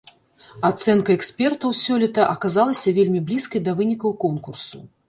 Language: Belarusian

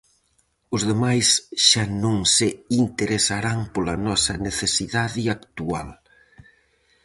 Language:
Galician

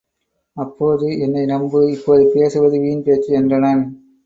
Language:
Tamil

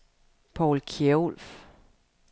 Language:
Danish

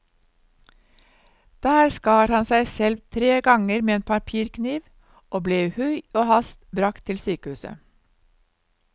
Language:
Norwegian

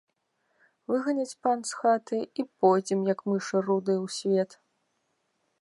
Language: Belarusian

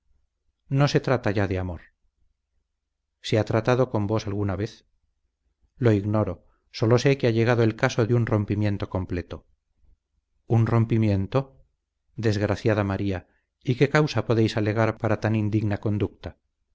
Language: Spanish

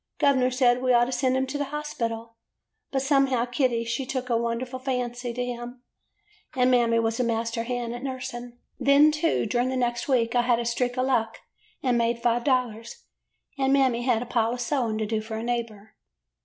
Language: English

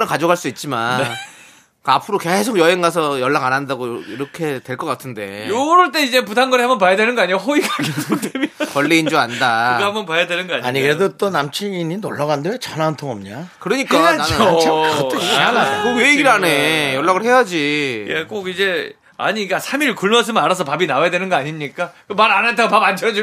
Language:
Korean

